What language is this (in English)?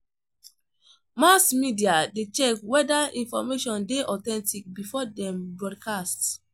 Nigerian Pidgin